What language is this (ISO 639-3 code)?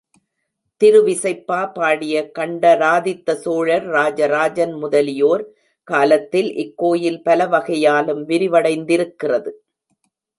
tam